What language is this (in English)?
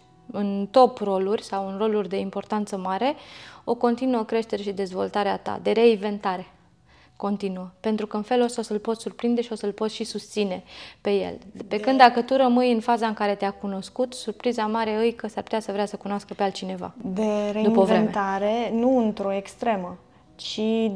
Romanian